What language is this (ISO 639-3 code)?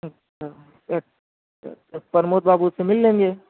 urd